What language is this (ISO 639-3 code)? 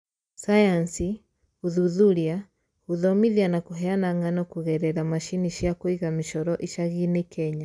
kik